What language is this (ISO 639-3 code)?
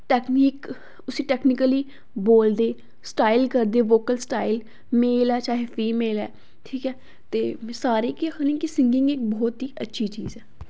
doi